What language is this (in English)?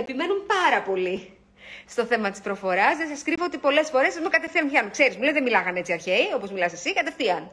Greek